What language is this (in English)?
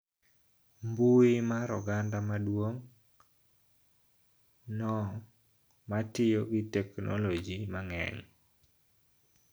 Luo (Kenya and Tanzania)